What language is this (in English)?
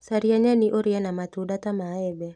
Kikuyu